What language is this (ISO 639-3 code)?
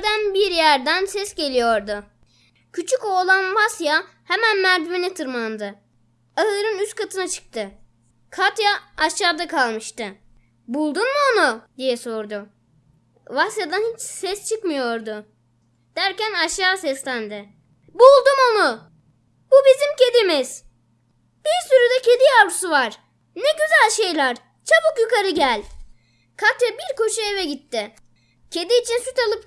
tur